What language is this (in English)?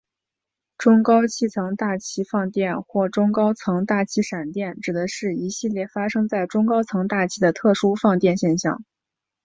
Chinese